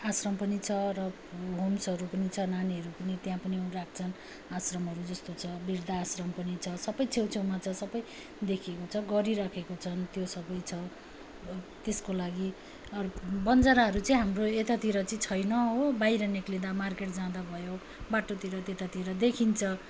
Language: Nepali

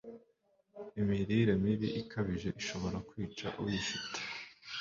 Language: Kinyarwanda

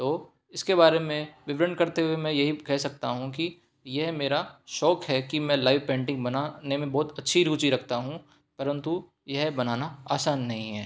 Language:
Hindi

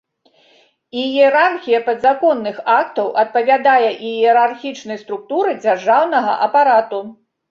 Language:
Belarusian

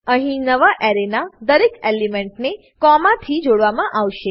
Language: Gujarati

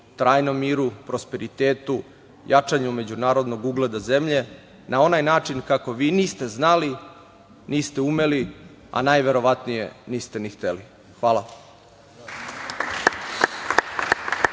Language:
Serbian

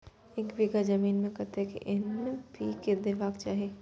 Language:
Maithili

